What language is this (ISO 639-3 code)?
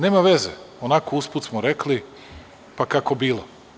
srp